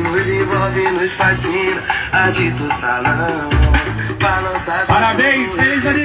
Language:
Portuguese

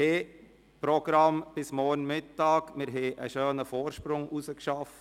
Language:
Swiss German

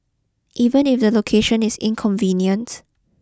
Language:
English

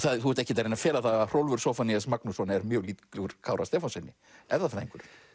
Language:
Icelandic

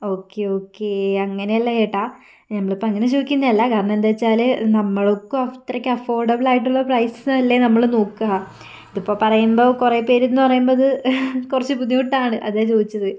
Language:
Malayalam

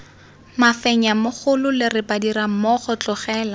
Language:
Tswana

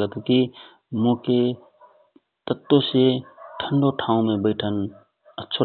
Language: Rana Tharu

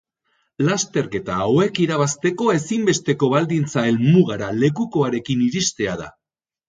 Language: Basque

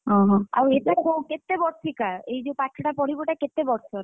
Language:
Odia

